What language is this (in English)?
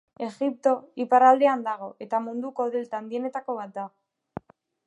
Basque